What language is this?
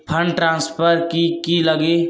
Magahi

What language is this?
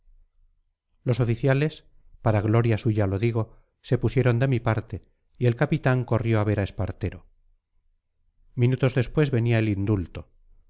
Spanish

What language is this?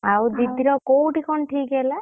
Odia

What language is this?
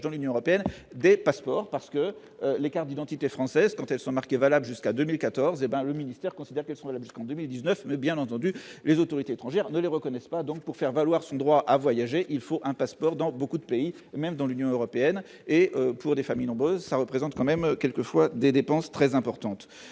French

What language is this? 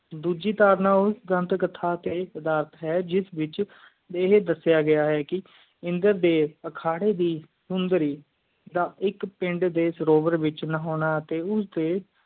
Punjabi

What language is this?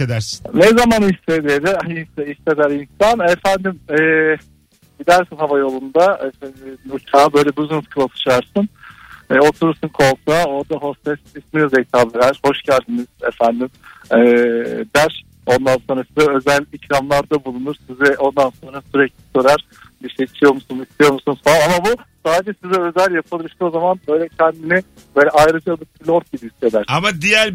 Turkish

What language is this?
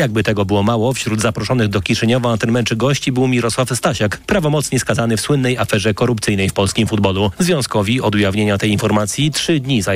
Polish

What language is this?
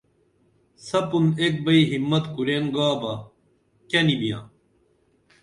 Dameli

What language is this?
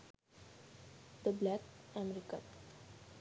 Sinhala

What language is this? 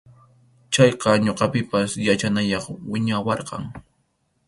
Arequipa-La Unión Quechua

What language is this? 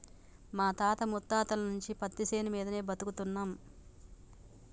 Telugu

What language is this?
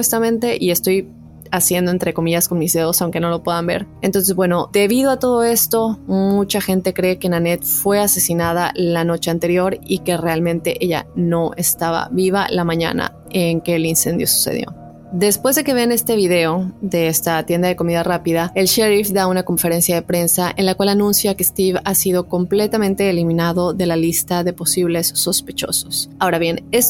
Spanish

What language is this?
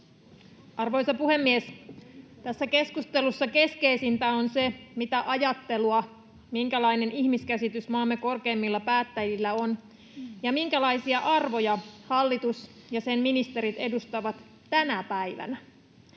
Finnish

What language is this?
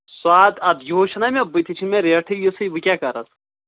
Kashmiri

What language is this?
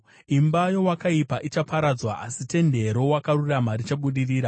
Shona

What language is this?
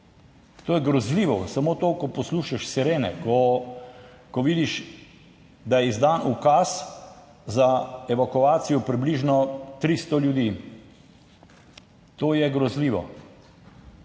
Slovenian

